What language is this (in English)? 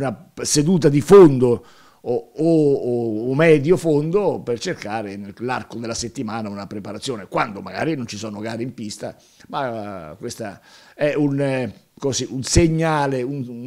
Italian